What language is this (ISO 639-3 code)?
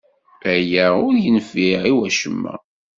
kab